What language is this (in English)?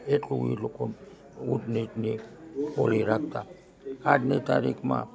Gujarati